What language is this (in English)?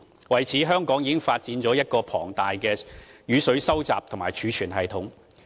Cantonese